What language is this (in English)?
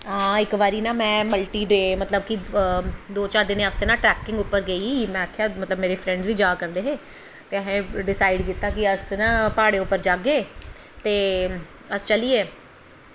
Dogri